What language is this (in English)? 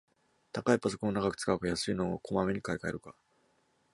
Japanese